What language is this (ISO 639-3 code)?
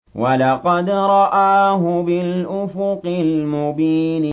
ara